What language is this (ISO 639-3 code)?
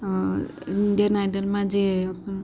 guj